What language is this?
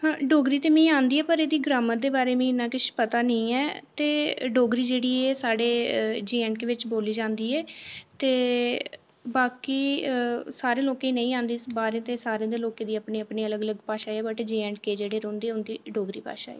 Dogri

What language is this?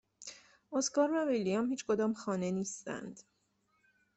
Persian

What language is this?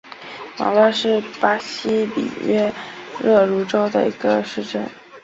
Chinese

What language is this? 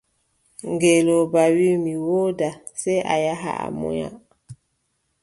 Adamawa Fulfulde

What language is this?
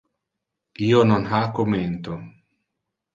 Interlingua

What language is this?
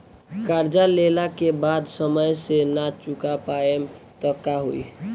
Bhojpuri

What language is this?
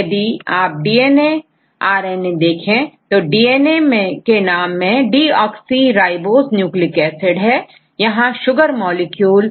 Hindi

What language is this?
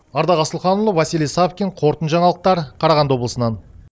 Kazakh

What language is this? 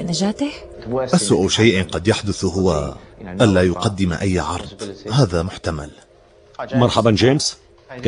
Arabic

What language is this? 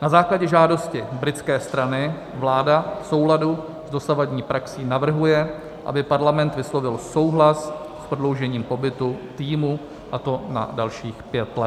Czech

